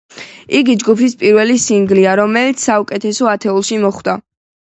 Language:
Georgian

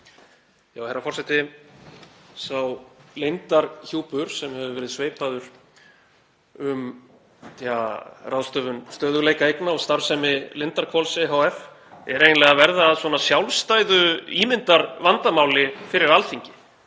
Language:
Icelandic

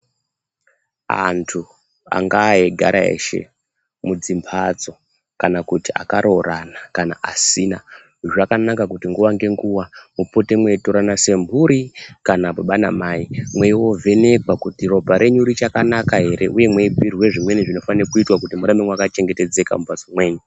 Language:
Ndau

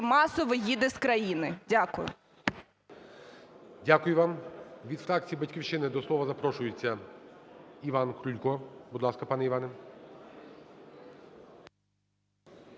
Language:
Ukrainian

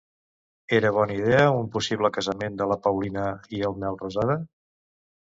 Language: Catalan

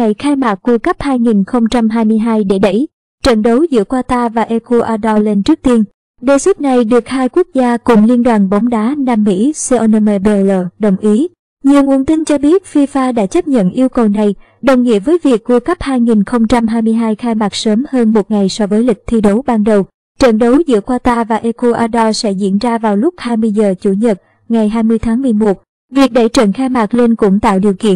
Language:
Vietnamese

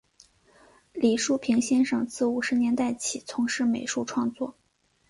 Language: Chinese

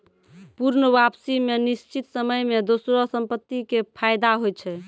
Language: Maithili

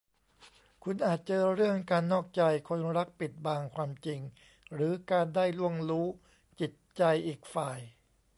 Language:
Thai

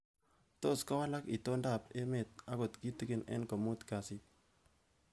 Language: Kalenjin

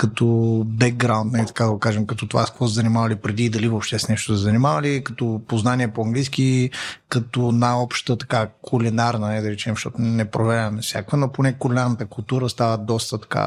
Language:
Bulgarian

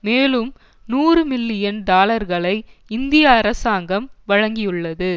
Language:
Tamil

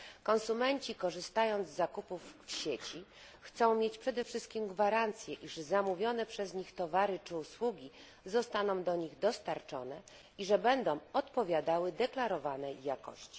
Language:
Polish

